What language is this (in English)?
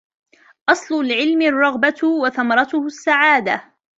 Arabic